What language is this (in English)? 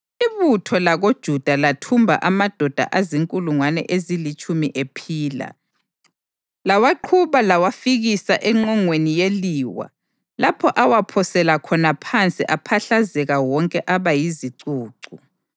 North Ndebele